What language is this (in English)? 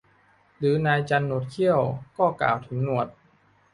Thai